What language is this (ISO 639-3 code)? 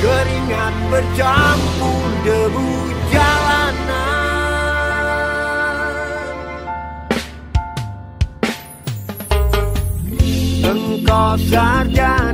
ind